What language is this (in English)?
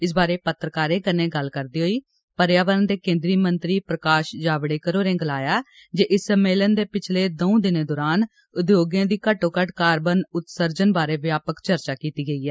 Dogri